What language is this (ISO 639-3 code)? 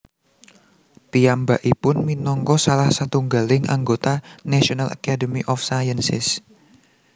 jav